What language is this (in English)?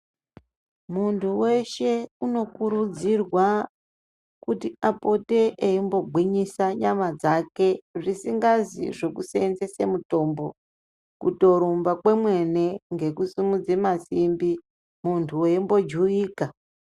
Ndau